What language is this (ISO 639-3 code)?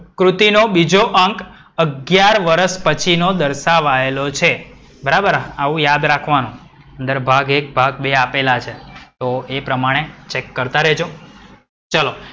guj